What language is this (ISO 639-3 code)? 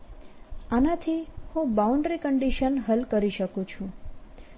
guj